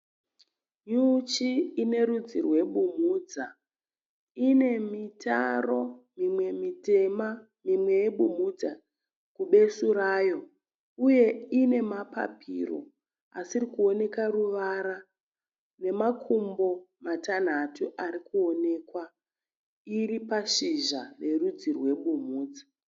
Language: Shona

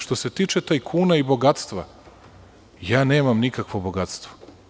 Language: Serbian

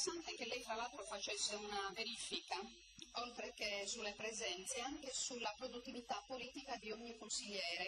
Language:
Italian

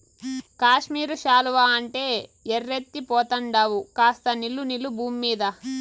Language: Telugu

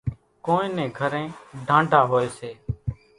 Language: Kachi Koli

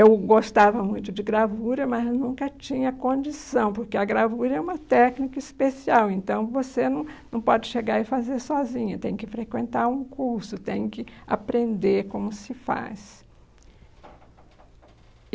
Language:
Portuguese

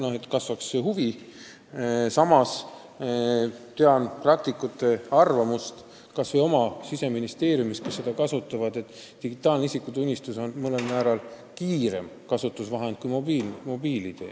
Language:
Estonian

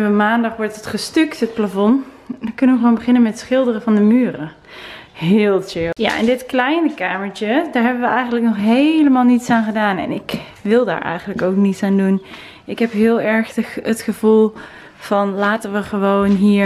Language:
Dutch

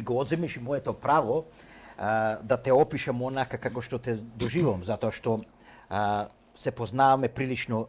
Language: Macedonian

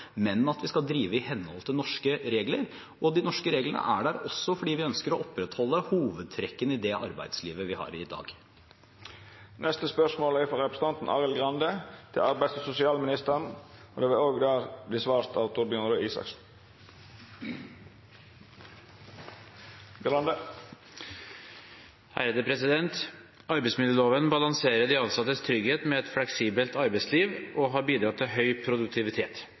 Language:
Norwegian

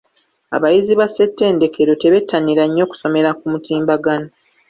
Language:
Ganda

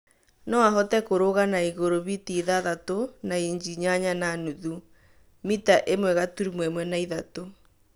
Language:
Kikuyu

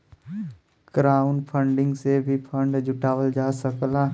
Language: Bhojpuri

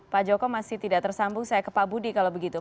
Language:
Indonesian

